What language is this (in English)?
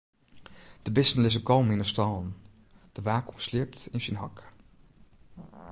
Western Frisian